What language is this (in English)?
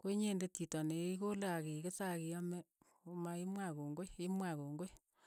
Keiyo